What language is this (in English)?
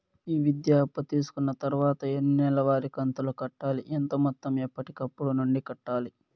Telugu